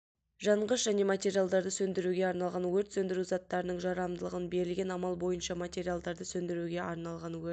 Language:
Kazakh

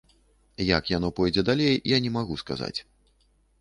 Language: Belarusian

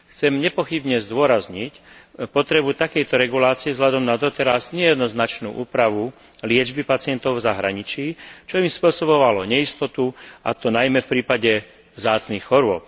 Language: Slovak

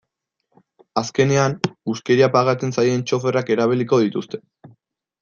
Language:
Basque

